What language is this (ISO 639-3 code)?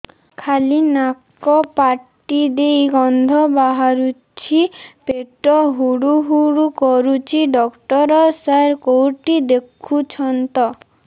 ori